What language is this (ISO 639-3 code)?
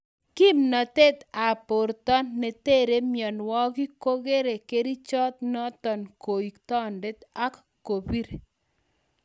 kln